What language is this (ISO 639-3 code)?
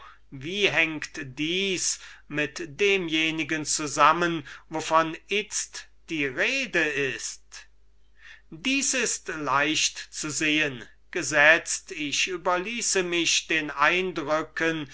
deu